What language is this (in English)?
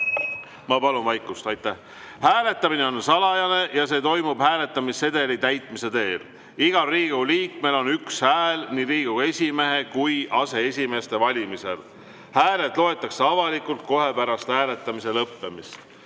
Estonian